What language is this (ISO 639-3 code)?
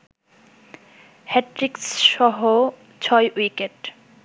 ben